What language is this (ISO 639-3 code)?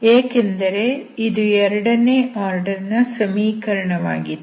kan